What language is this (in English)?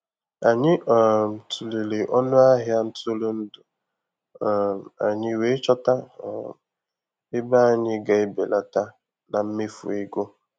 Igbo